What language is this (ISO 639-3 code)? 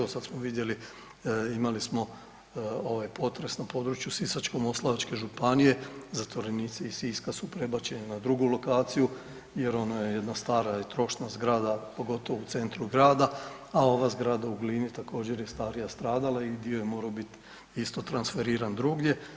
hrv